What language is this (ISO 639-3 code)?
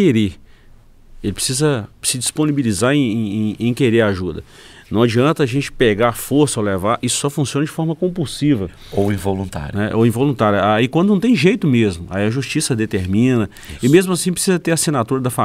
por